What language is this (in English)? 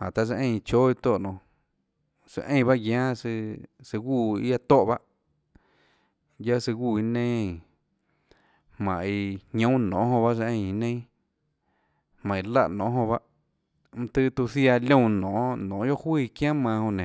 Tlacoatzintepec Chinantec